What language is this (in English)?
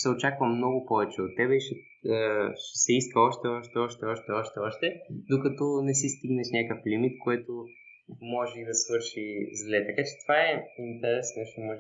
Bulgarian